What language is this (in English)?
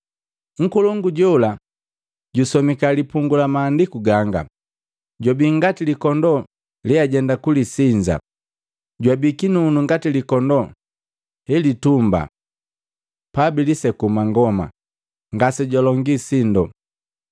Matengo